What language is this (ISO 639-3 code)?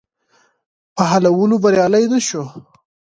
pus